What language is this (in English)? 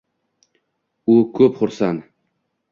Uzbek